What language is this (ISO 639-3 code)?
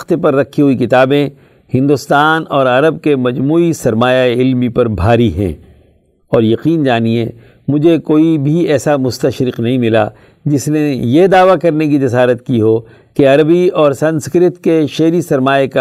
urd